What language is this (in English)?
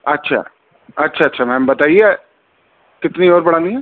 Urdu